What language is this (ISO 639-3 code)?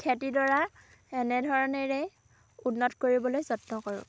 asm